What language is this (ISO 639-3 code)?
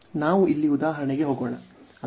kan